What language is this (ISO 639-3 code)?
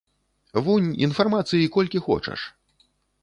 bel